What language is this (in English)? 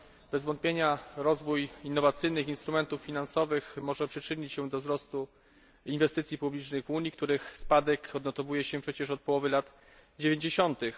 Polish